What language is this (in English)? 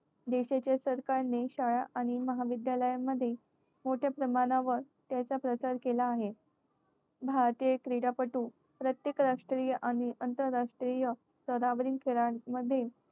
Marathi